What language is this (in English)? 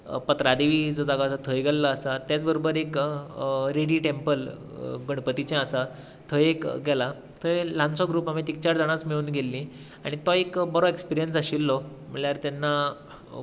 Konkani